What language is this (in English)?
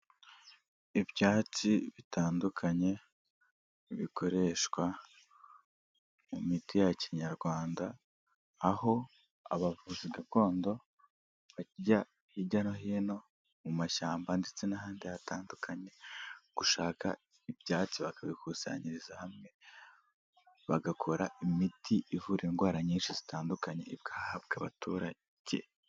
Kinyarwanda